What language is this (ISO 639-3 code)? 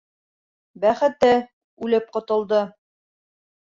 bak